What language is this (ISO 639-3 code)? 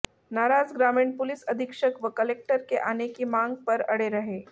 hin